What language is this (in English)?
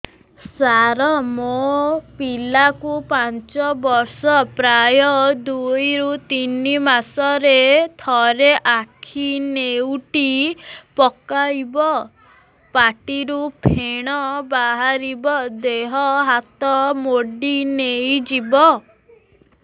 Odia